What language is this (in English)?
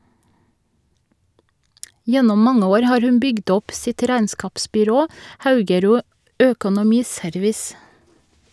Norwegian